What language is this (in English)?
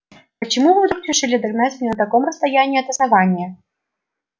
Russian